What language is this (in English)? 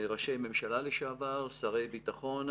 Hebrew